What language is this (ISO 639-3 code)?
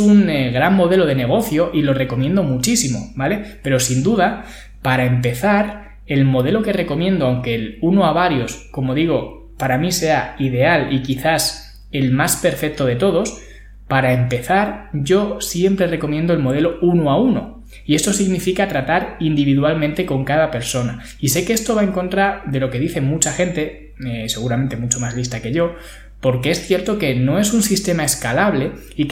spa